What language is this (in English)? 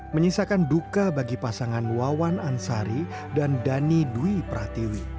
Indonesian